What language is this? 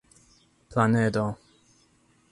Esperanto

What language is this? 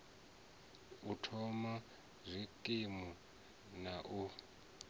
Venda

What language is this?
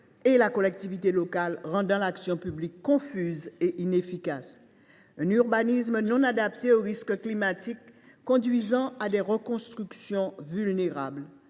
French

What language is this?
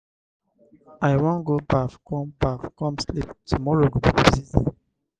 Nigerian Pidgin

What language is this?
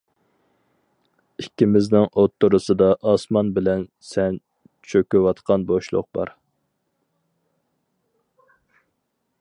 Uyghur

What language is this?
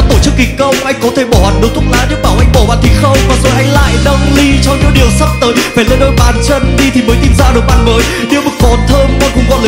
Vietnamese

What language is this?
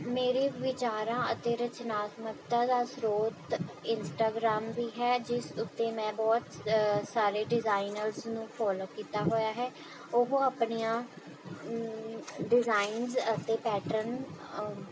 Punjabi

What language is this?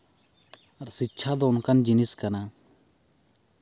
Santali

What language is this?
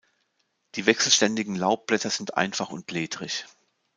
German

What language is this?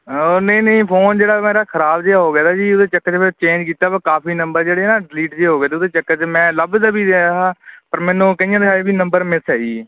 Punjabi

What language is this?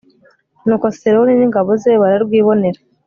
Kinyarwanda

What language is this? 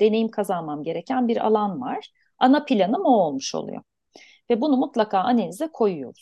Turkish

